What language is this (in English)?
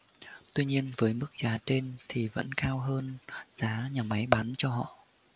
Vietnamese